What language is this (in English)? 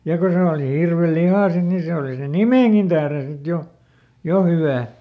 Finnish